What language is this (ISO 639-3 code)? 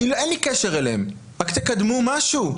heb